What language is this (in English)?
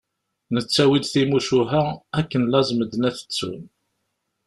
Kabyle